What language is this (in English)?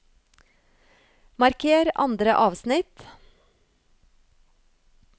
Norwegian